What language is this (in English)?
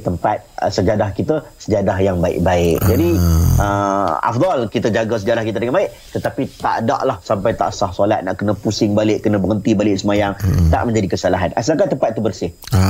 Malay